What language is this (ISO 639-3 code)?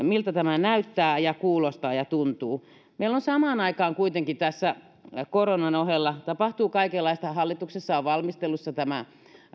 fin